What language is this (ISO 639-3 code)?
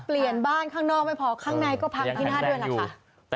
tha